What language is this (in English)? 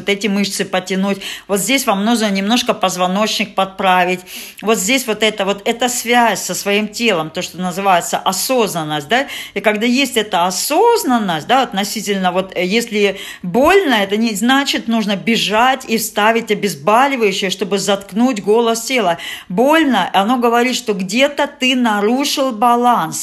Russian